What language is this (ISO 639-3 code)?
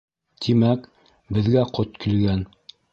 bak